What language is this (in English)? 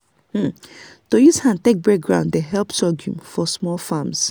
Nigerian Pidgin